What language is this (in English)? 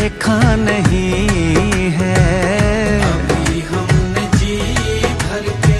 Hindi